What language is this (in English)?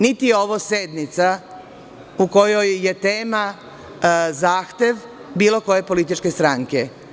Serbian